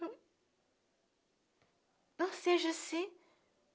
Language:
Portuguese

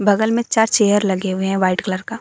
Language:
Hindi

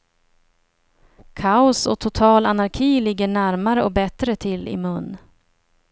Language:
Swedish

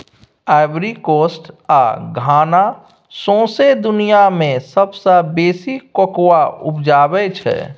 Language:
Maithili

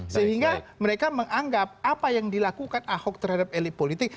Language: Indonesian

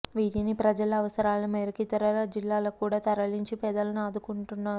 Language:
Telugu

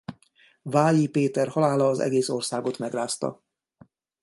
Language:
Hungarian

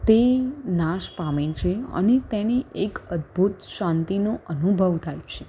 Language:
Gujarati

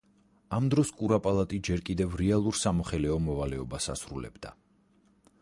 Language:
Georgian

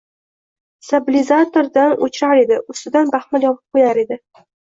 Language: Uzbek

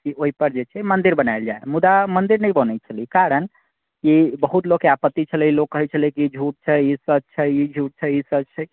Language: Maithili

